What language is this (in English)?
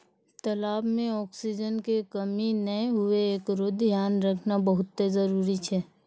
Maithili